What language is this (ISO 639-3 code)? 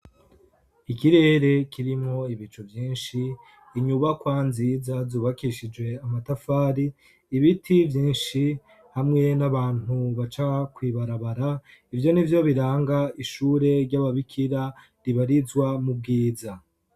run